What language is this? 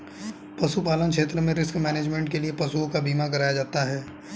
Hindi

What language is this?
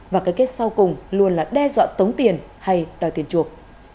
Vietnamese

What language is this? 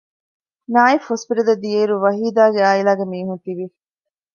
Divehi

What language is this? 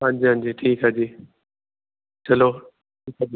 Punjabi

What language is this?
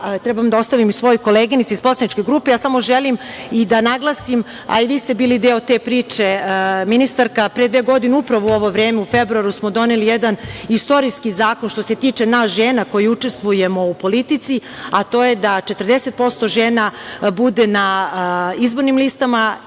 Serbian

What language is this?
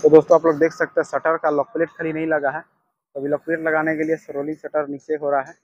Hindi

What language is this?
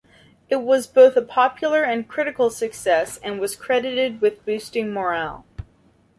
English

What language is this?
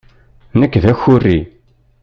Kabyle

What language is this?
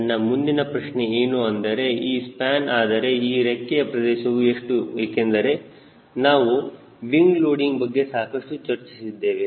Kannada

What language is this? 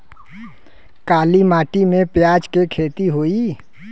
Bhojpuri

